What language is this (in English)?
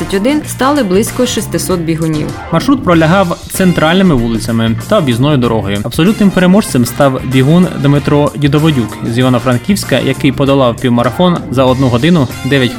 Ukrainian